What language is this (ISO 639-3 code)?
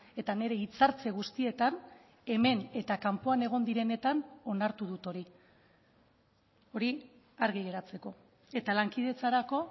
eus